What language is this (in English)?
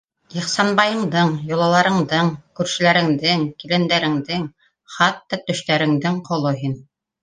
Bashkir